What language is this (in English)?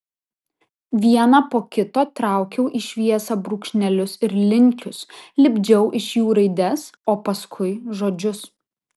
Lithuanian